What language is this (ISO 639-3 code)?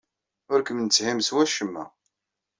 kab